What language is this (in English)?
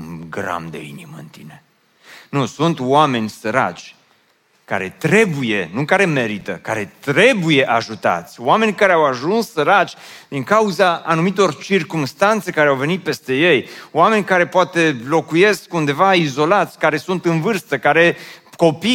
Romanian